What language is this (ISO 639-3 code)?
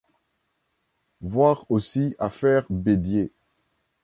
fra